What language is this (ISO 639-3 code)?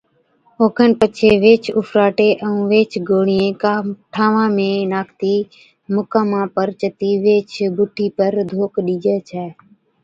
odk